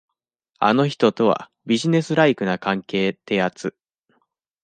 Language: Japanese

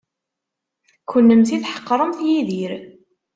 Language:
Kabyle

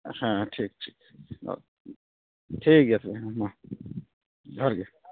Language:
Santali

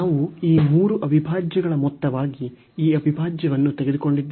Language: Kannada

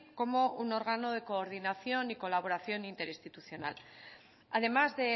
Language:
Spanish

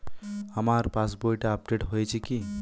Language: Bangla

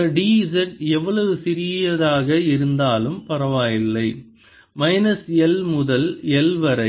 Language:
Tamil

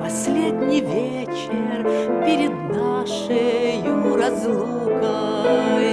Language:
Russian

